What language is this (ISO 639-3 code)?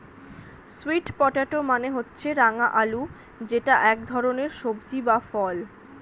ben